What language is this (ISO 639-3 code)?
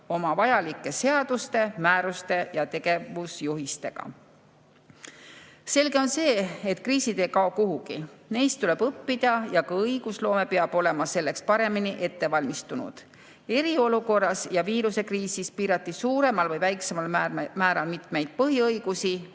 est